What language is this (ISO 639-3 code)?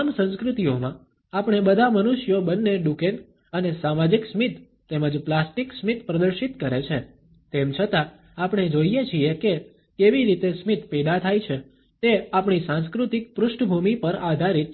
guj